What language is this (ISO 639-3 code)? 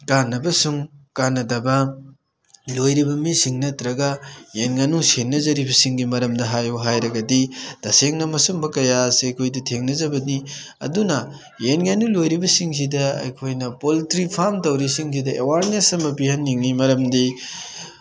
mni